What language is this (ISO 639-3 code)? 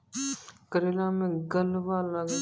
mai